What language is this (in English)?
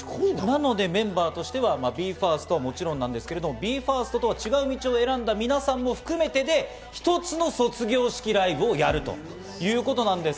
Japanese